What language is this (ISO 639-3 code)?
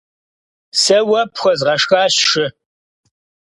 kbd